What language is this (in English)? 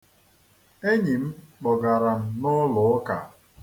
Igbo